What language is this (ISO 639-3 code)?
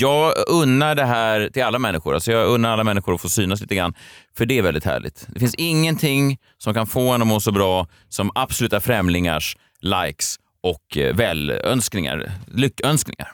swe